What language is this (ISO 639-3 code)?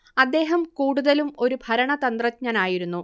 mal